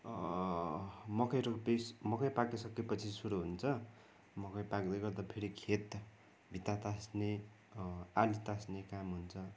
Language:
Nepali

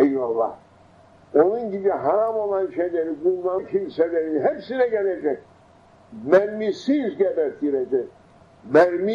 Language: Turkish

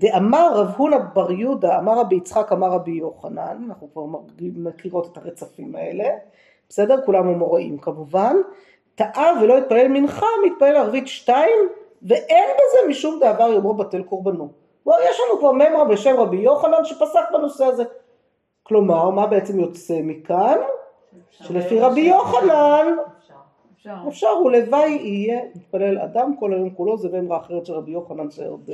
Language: Hebrew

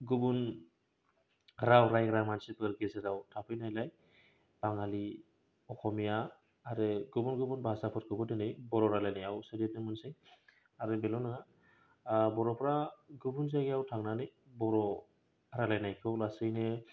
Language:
Bodo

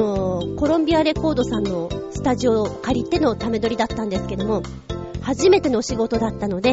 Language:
Japanese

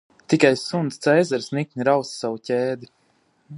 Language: Latvian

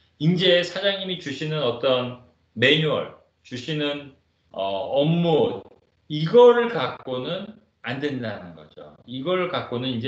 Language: Korean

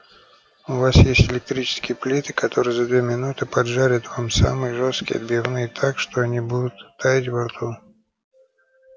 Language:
Russian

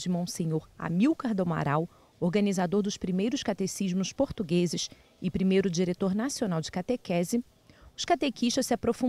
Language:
Portuguese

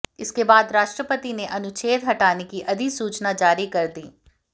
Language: Hindi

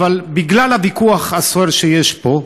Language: Hebrew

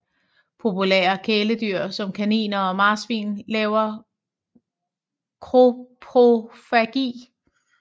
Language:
Danish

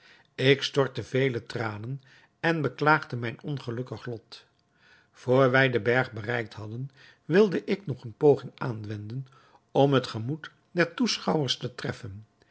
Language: Dutch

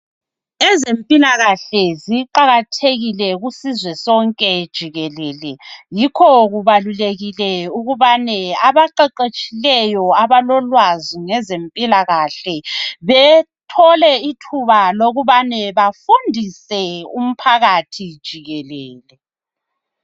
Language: North Ndebele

